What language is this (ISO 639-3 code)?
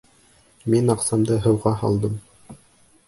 bak